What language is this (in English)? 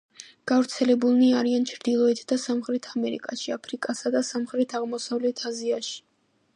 Georgian